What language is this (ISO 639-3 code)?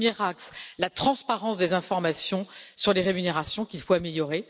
fra